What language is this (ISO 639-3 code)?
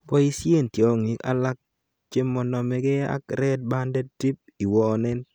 kln